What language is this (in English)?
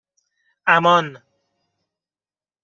Persian